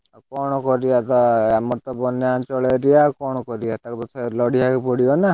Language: Odia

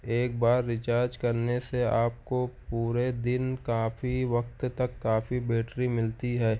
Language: Urdu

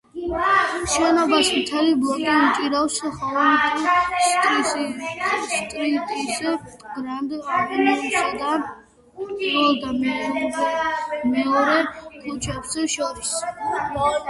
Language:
Georgian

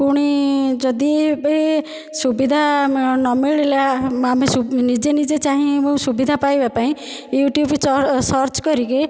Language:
Odia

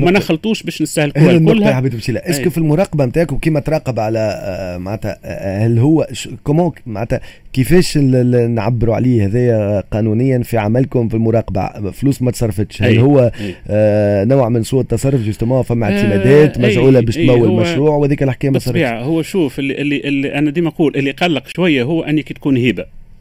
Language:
Arabic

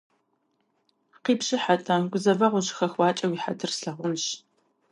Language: Kabardian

